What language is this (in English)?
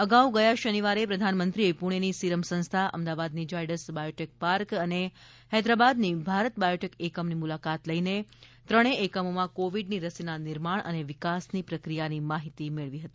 Gujarati